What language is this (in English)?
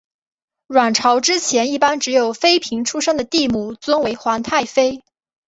Chinese